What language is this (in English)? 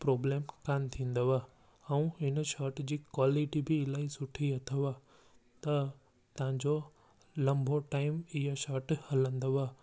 Sindhi